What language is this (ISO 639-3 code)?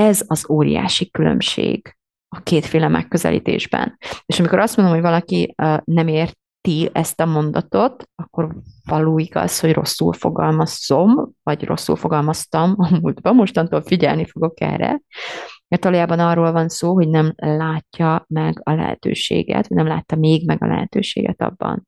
hun